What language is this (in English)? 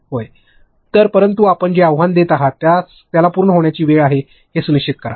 Marathi